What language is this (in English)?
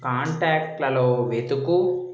Telugu